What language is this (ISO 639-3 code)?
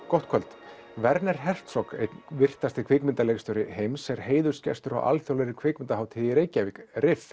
isl